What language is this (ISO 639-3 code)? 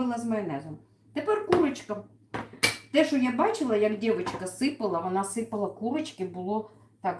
rus